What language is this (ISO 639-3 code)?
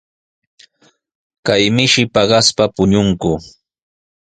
qws